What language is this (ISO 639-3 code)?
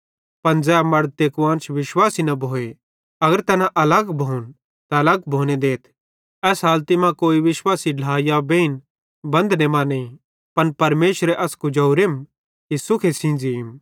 bhd